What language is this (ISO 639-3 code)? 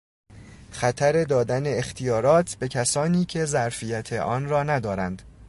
fas